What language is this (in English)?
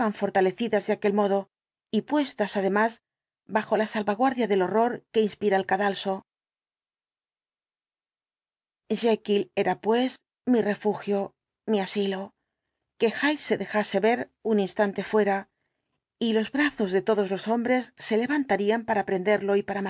Spanish